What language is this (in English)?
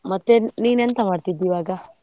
Kannada